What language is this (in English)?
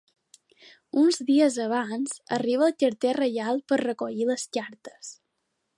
Catalan